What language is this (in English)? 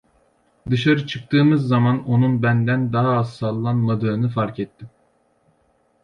Turkish